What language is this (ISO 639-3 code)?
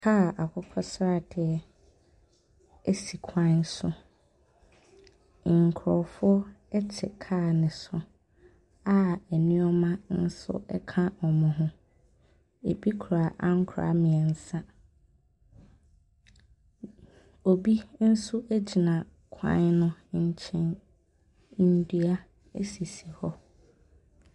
aka